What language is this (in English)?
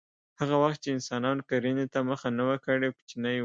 Pashto